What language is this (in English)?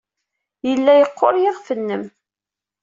Kabyle